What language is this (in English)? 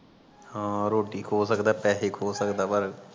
Punjabi